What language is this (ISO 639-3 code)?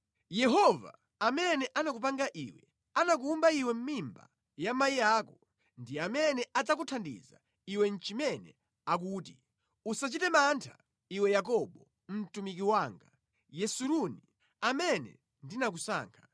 nya